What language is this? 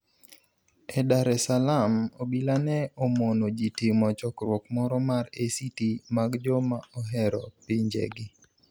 Luo (Kenya and Tanzania)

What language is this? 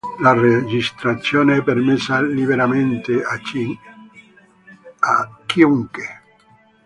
Italian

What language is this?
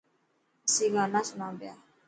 Dhatki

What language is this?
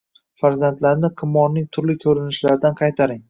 Uzbek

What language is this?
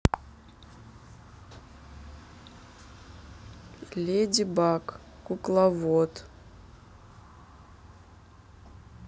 Russian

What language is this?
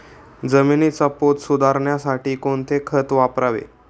Marathi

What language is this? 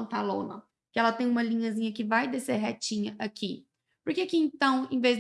Portuguese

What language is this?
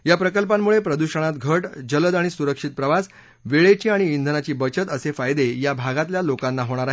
Marathi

